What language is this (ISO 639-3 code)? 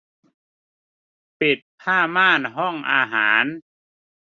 tha